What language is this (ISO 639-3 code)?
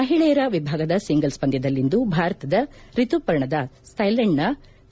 kan